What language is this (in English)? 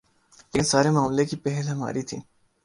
Urdu